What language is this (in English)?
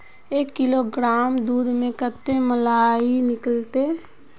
Magahi